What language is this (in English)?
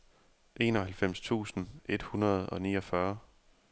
Danish